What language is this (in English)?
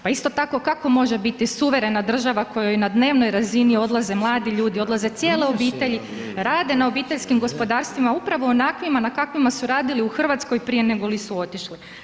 Croatian